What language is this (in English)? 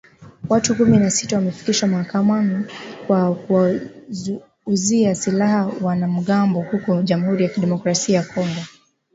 Swahili